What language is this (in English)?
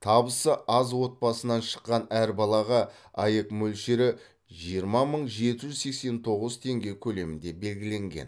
Kazakh